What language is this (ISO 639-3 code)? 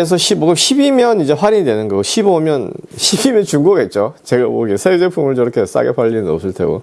kor